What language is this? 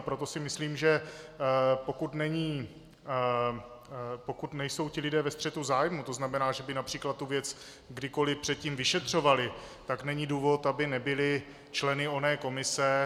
Czech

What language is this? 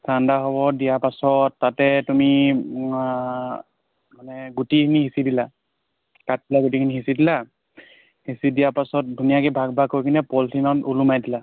Assamese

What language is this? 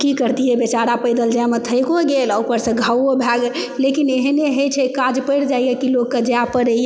Maithili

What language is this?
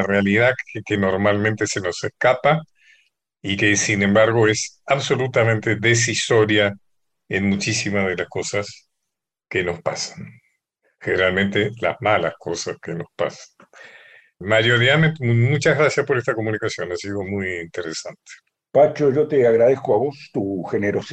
Spanish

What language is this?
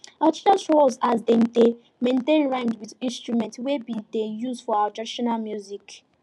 Nigerian Pidgin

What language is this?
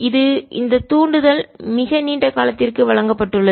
Tamil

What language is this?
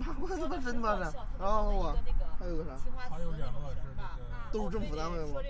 Chinese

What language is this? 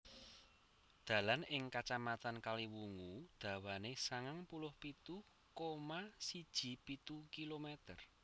Javanese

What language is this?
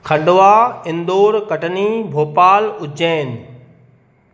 Sindhi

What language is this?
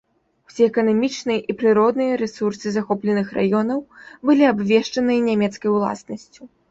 Belarusian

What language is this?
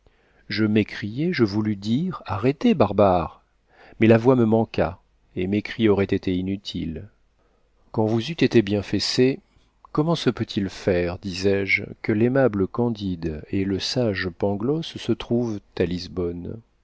French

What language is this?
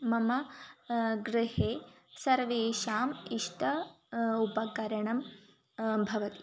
Sanskrit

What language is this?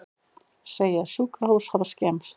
Icelandic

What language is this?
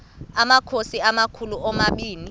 Xhosa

